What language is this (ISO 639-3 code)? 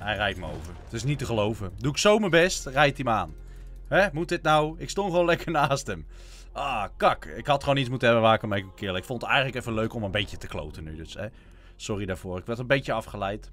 nld